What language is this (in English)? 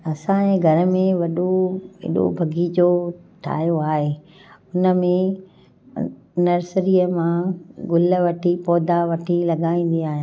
Sindhi